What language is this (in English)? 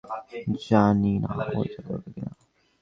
Bangla